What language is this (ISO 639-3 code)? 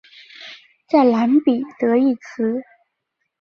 zho